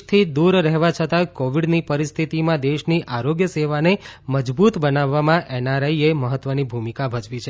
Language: Gujarati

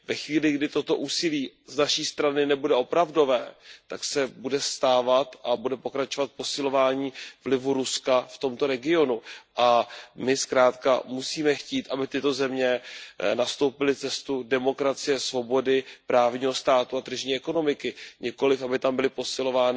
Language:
Czech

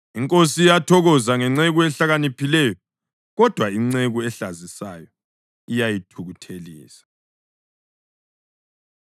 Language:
North Ndebele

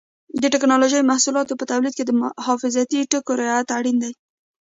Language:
Pashto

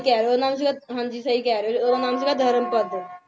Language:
Punjabi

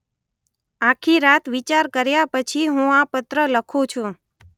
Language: Gujarati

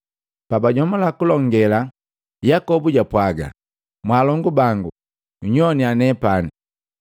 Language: Matengo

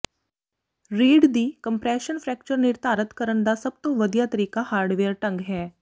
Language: Punjabi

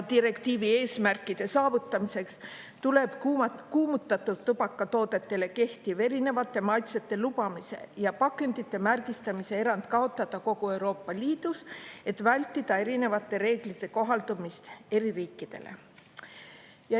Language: Estonian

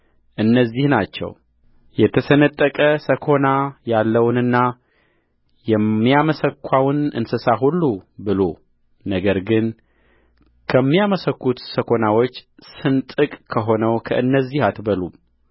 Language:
Amharic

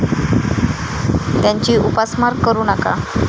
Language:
Marathi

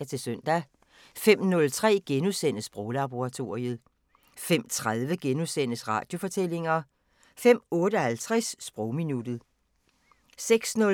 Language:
Danish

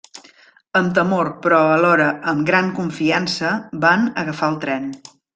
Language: Catalan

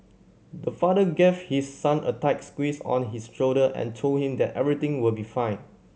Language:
English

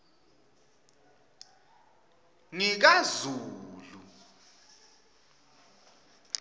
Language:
Swati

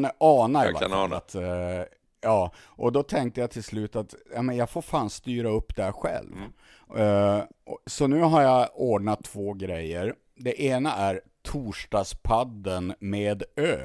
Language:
Swedish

